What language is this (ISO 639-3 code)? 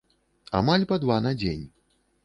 bel